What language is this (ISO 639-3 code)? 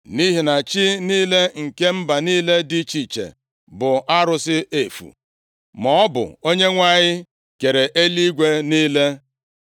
ibo